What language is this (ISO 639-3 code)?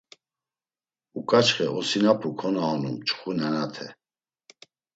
lzz